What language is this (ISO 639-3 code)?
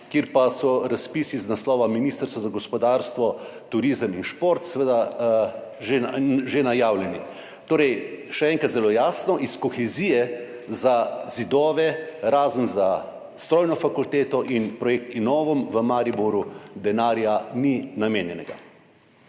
slv